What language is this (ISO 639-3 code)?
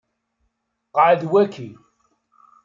kab